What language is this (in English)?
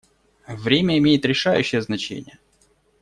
Russian